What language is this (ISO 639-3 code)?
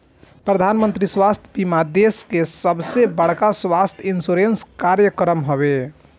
bho